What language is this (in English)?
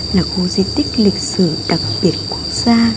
Vietnamese